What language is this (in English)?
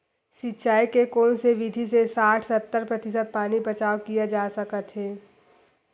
Chhattisgarhi